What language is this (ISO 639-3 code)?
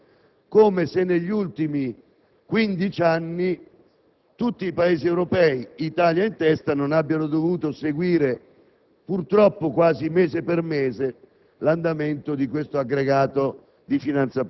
ita